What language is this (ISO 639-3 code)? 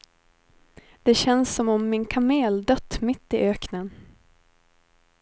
swe